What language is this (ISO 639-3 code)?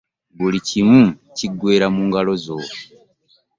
lug